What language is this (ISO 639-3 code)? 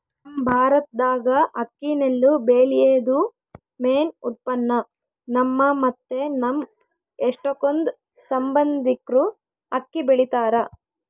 kan